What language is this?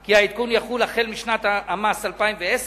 Hebrew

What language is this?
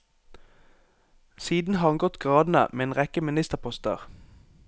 Norwegian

